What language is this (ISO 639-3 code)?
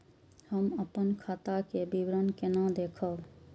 mai